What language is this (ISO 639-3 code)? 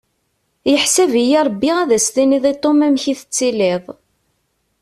kab